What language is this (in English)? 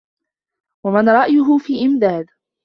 Arabic